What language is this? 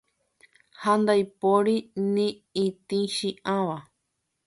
Guarani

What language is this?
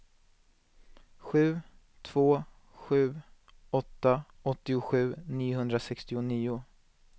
Swedish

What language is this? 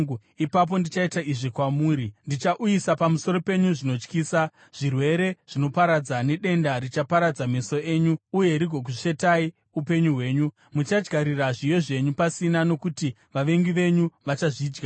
Shona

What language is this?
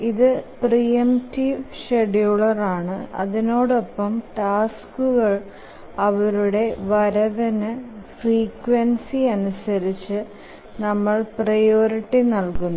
Malayalam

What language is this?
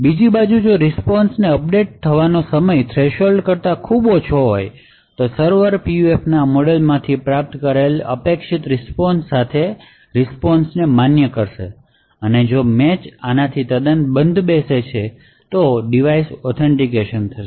Gujarati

